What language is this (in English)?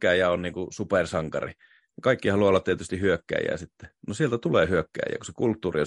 Finnish